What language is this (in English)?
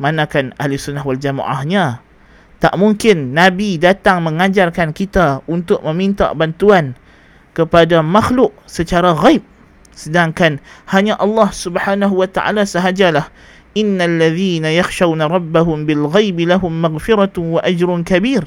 Malay